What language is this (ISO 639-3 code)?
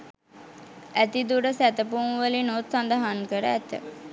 sin